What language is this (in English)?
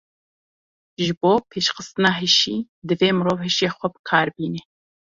Kurdish